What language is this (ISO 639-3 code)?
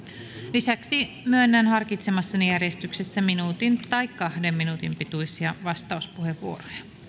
fin